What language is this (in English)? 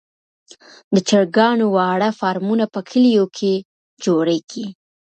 Pashto